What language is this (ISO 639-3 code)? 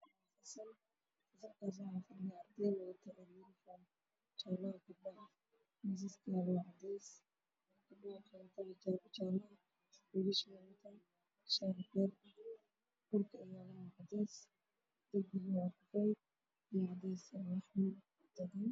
som